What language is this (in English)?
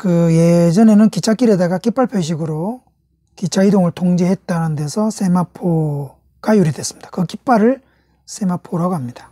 Korean